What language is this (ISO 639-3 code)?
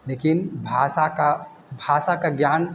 hin